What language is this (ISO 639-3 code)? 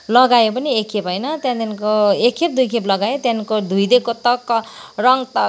nep